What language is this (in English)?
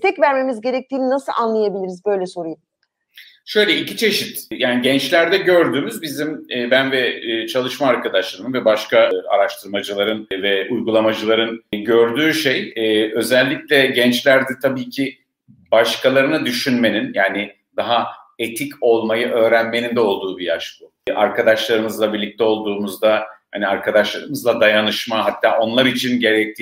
Turkish